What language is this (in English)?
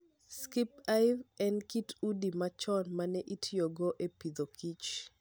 Luo (Kenya and Tanzania)